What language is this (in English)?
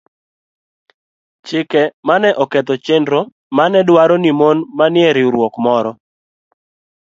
Luo (Kenya and Tanzania)